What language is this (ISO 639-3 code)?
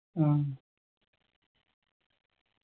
mal